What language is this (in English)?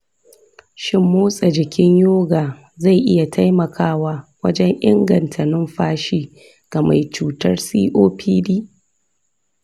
Hausa